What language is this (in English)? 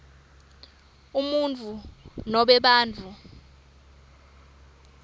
Swati